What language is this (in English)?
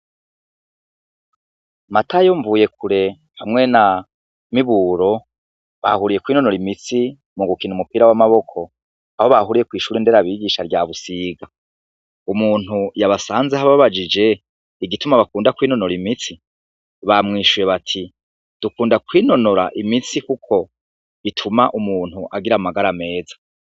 Rundi